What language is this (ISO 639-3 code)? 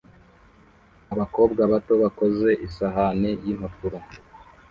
kin